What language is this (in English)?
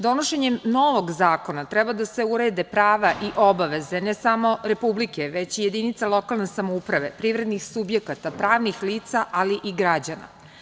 Serbian